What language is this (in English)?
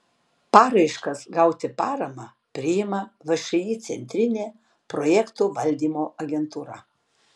Lithuanian